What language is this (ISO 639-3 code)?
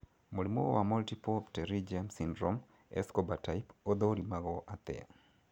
kik